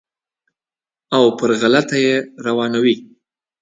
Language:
Pashto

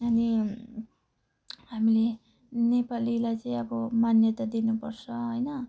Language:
Nepali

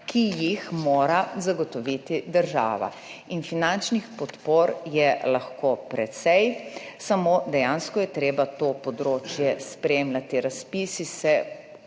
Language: Slovenian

